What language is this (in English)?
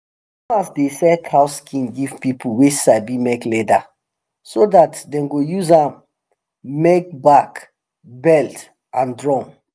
Nigerian Pidgin